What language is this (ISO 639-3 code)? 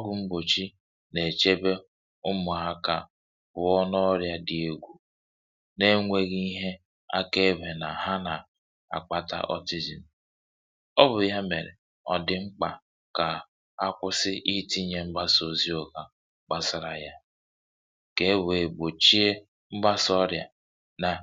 ibo